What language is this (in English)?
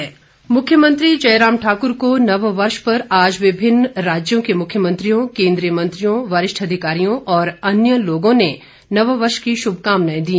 Hindi